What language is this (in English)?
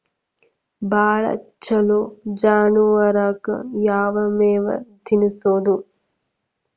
Kannada